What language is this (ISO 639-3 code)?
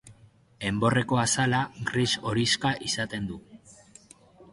eus